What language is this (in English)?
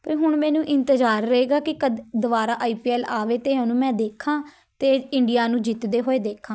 Punjabi